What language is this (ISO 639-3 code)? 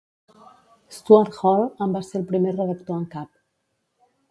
cat